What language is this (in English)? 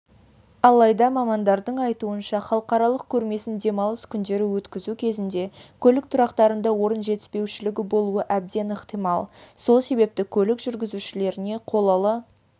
Kazakh